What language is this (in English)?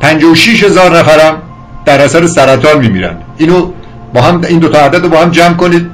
Persian